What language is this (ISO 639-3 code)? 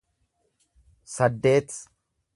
orm